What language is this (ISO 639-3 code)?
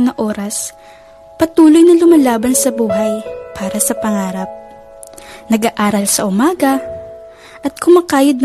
fil